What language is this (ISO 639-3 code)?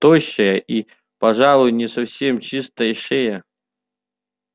rus